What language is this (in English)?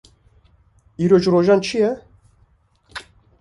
Kurdish